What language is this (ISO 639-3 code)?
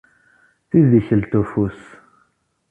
kab